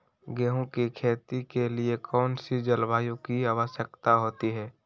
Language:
Magahi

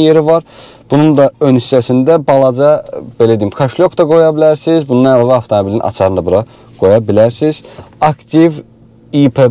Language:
Turkish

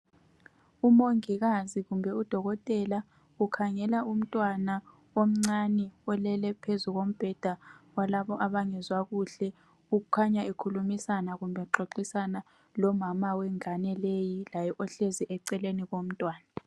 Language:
North Ndebele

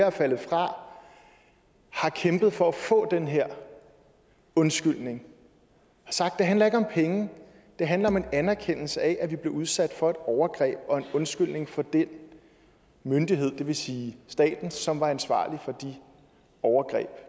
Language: Danish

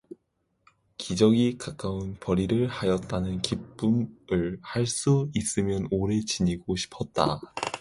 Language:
Korean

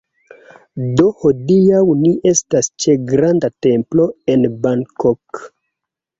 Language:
Esperanto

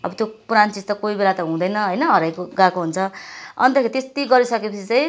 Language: Nepali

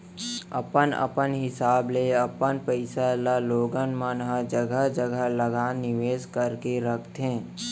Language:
Chhattisgarhi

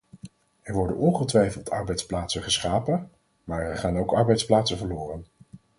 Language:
Dutch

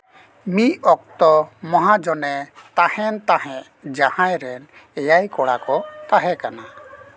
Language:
Santali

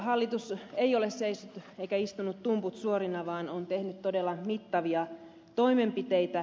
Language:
Finnish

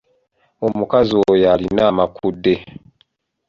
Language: Ganda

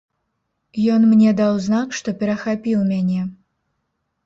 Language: Belarusian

